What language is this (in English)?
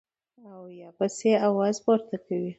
Pashto